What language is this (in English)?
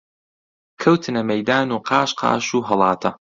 Central Kurdish